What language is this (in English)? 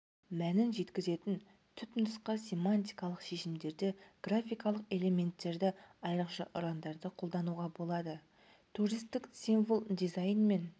Kazakh